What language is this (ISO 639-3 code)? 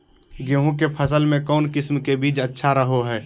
mag